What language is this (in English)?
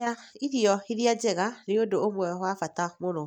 Kikuyu